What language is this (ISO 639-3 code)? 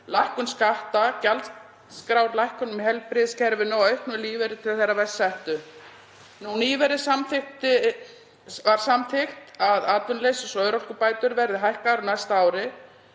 isl